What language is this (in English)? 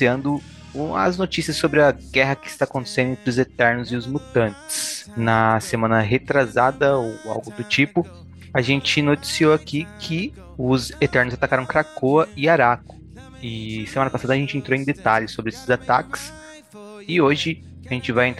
Portuguese